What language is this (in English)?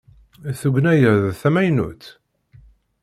Kabyle